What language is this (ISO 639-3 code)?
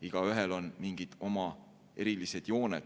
est